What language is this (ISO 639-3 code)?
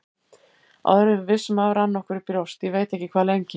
isl